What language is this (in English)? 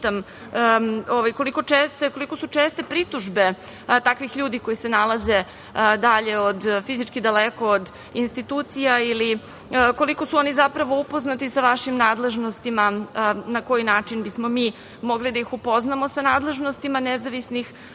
Serbian